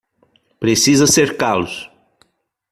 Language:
Portuguese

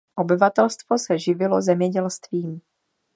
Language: Czech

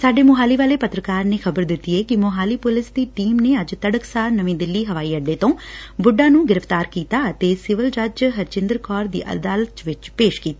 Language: Punjabi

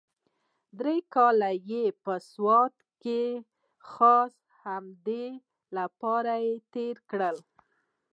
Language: Pashto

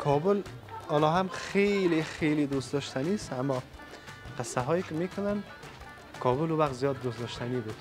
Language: Persian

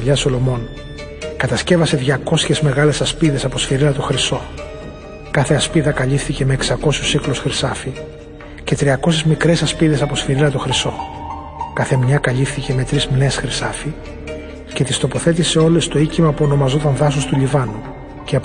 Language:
Greek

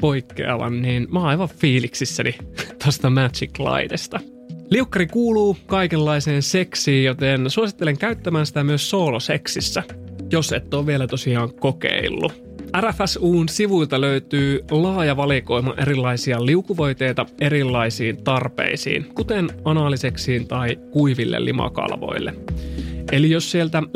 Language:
Finnish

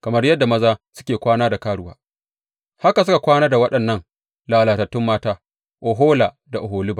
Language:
Hausa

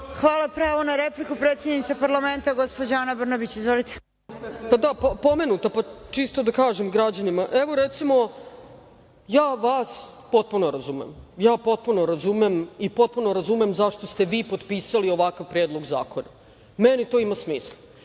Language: Serbian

